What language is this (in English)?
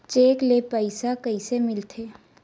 Chhattisgarhi